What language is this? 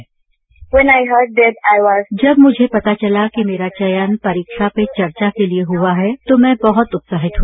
Hindi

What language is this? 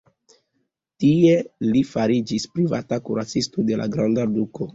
Esperanto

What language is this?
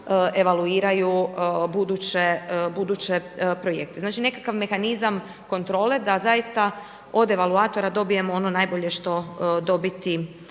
Croatian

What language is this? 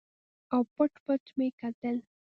Pashto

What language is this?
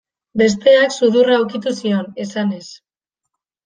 Basque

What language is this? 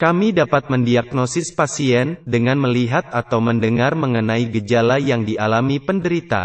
Indonesian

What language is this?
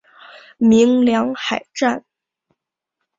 Chinese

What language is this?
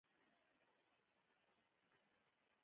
Pashto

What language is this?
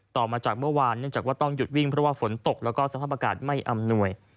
Thai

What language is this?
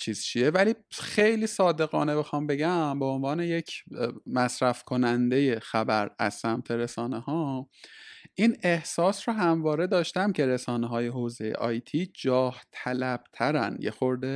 Persian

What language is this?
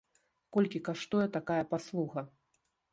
Belarusian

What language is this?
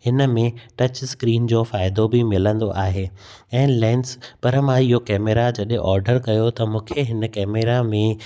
Sindhi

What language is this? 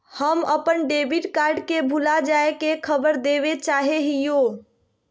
Magahi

